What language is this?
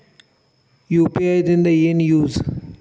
Kannada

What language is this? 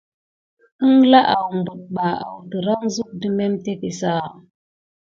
Gidar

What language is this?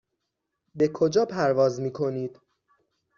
Persian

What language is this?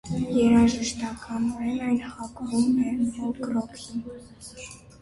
Armenian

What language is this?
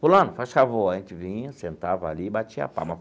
Portuguese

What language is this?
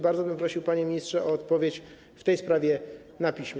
Polish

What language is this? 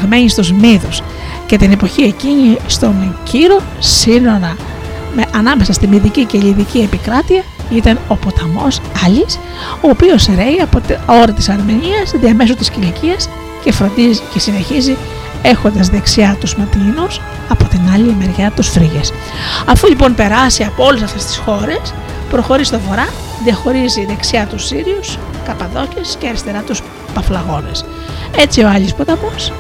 Greek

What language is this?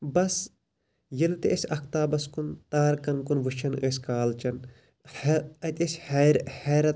Kashmiri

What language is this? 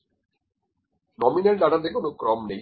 Bangla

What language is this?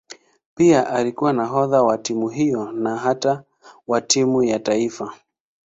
Swahili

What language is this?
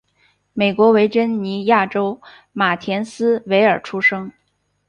Chinese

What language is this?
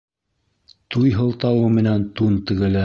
Bashkir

